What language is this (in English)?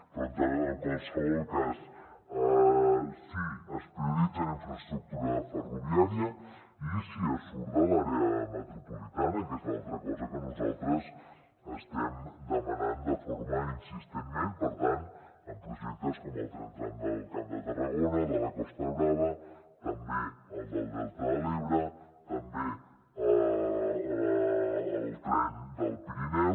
Catalan